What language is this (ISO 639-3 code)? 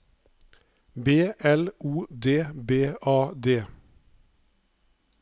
nor